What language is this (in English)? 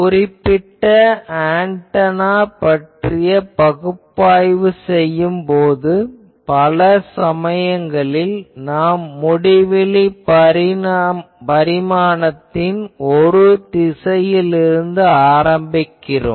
Tamil